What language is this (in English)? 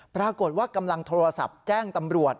Thai